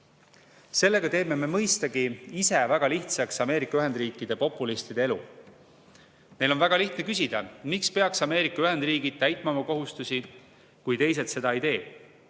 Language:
Estonian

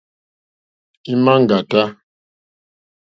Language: Mokpwe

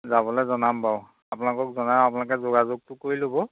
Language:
Assamese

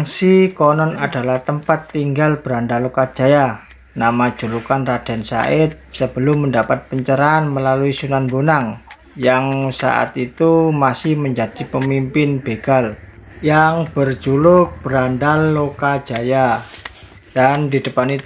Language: Indonesian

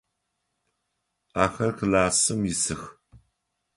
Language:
Adyghe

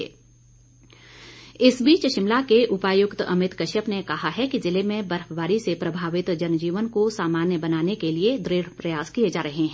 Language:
Hindi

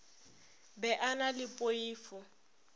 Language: Northern Sotho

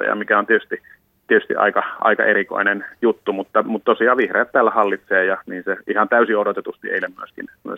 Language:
Finnish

